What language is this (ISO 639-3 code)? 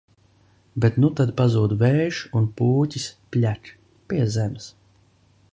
lav